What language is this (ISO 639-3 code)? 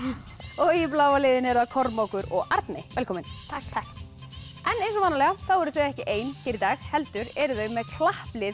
isl